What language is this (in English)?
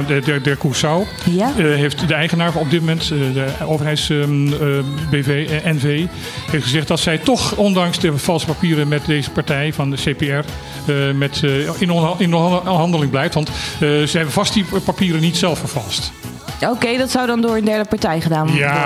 Dutch